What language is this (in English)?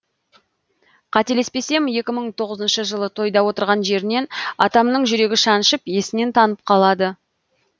Kazakh